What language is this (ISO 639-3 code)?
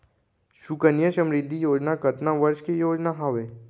hne